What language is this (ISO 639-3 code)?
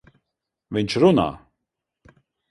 lav